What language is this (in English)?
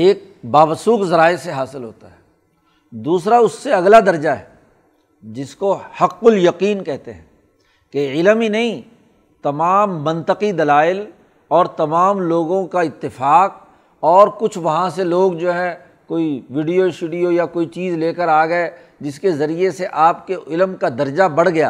Urdu